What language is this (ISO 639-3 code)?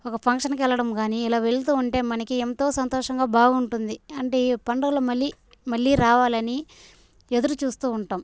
tel